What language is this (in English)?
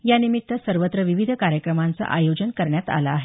Marathi